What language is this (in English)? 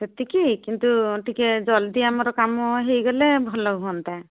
Odia